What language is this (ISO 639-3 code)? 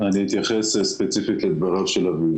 heb